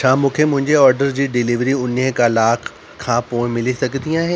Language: Sindhi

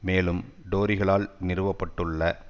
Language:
Tamil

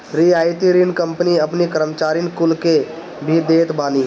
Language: Bhojpuri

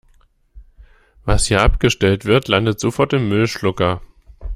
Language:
German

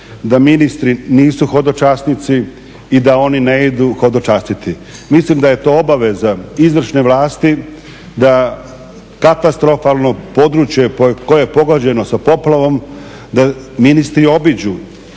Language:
Croatian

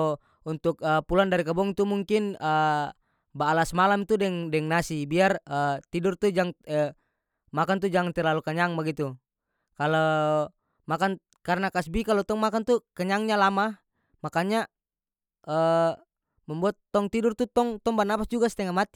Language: North Moluccan Malay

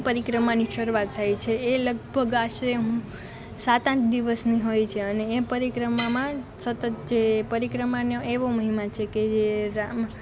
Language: Gujarati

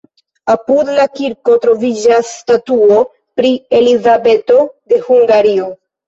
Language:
Esperanto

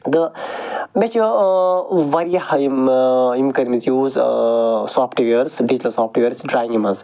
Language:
Kashmiri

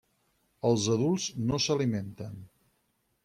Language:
Catalan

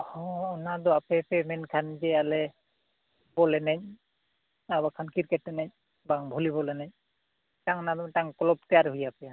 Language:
Santali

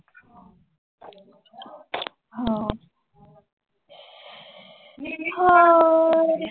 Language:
Punjabi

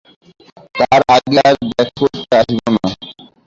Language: Bangla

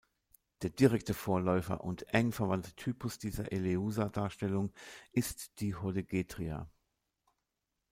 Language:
German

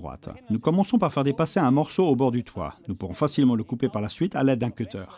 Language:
French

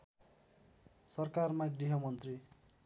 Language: Nepali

